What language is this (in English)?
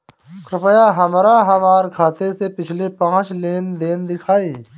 Bhojpuri